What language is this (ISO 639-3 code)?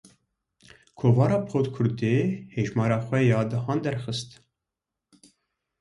kur